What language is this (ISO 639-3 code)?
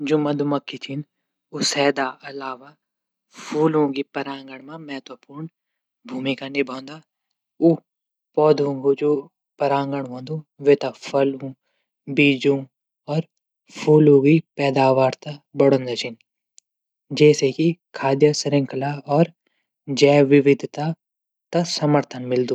gbm